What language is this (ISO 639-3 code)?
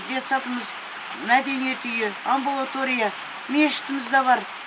kaz